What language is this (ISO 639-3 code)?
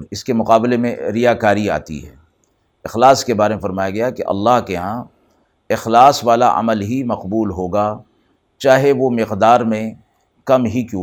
urd